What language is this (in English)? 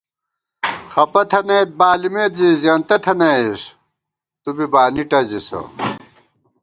Gawar-Bati